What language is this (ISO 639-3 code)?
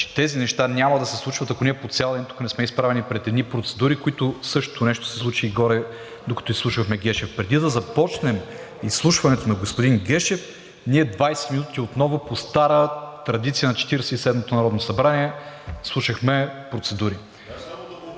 bul